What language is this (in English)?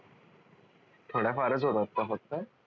Marathi